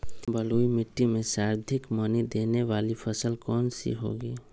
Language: Magahi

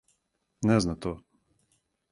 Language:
Serbian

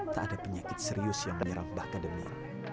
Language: Indonesian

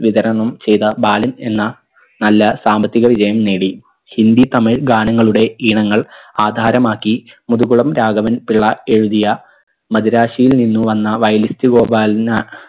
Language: Malayalam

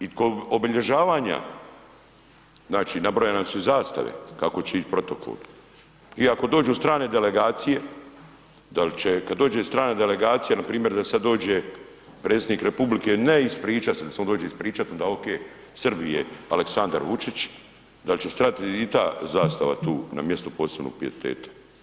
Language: Croatian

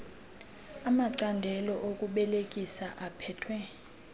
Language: Xhosa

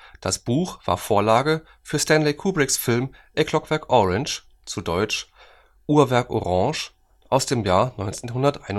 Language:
German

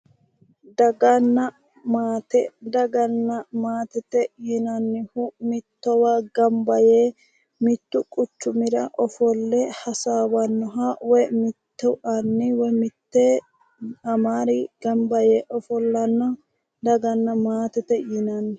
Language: Sidamo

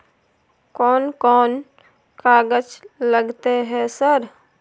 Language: Maithili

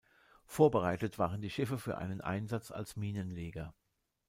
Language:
German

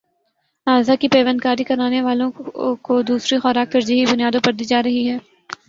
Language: Urdu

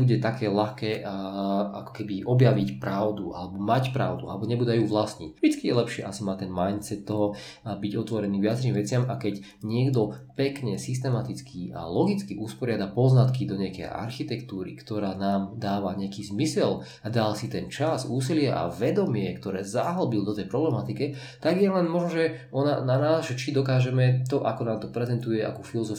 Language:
Slovak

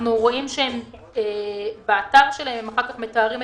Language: Hebrew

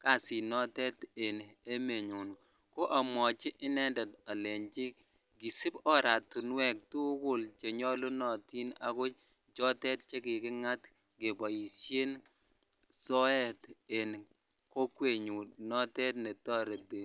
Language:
Kalenjin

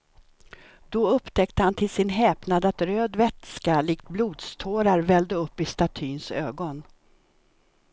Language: Swedish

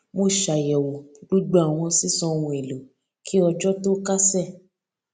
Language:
Yoruba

